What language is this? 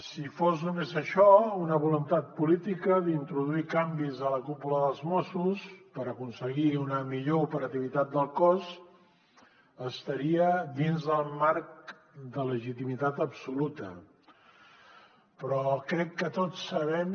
Catalan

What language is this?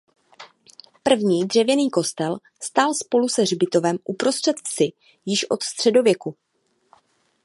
Czech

